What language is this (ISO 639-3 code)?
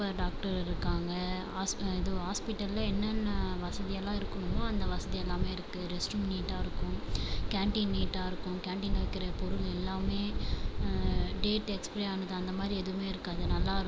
tam